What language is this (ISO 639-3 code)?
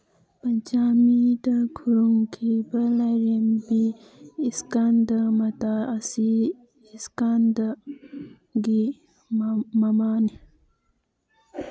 mni